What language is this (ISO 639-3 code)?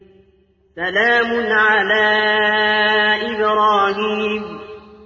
ara